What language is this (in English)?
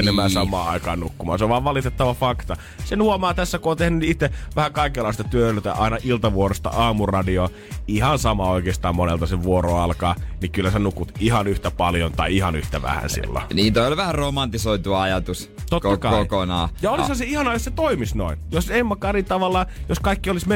Finnish